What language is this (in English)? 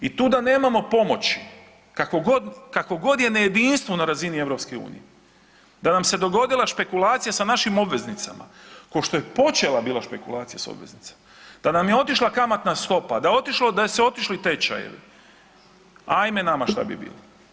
Croatian